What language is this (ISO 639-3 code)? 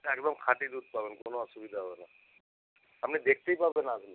ben